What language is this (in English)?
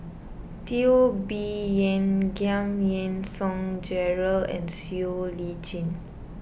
English